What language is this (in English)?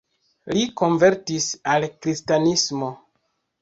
Esperanto